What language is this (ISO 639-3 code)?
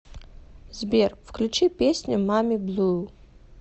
rus